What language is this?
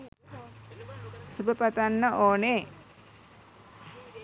Sinhala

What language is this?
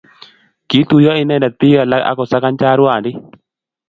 Kalenjin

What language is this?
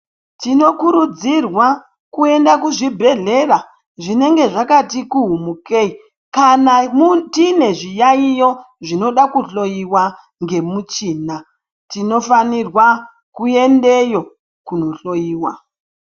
Ndau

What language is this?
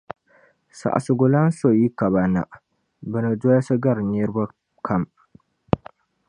Dagbani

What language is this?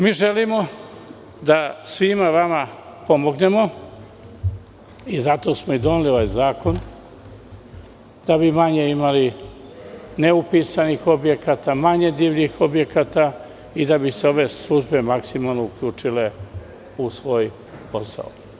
Serbian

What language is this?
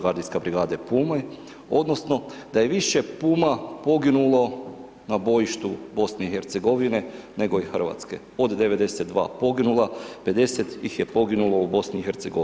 Croatian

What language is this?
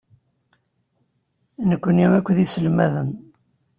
Kabyle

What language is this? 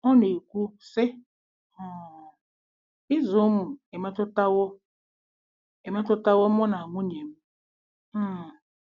Igbo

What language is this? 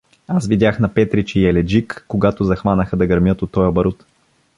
Bulgarian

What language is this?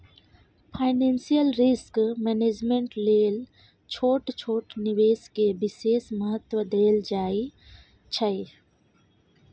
Maithili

